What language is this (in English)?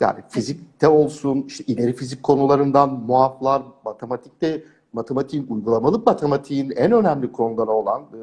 Turkish